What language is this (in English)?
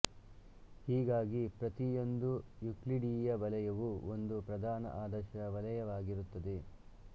Kannada